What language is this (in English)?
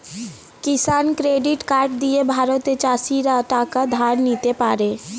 Bangla